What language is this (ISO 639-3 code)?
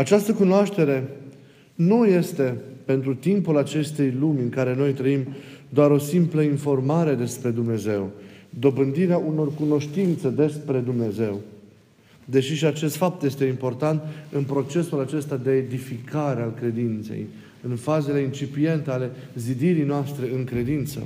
ron